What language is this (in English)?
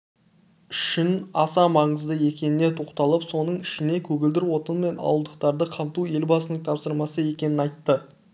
Kazakh